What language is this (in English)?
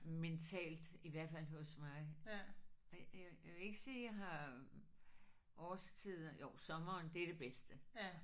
Danish